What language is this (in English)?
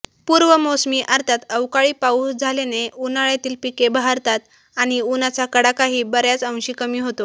Marathi